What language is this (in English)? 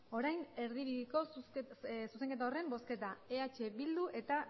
Basque